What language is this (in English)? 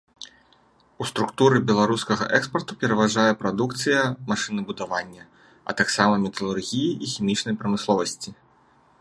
Belarusian